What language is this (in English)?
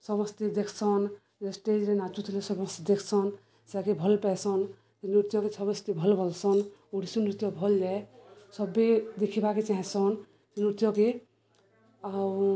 Odia